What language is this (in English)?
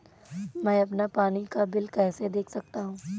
Hindi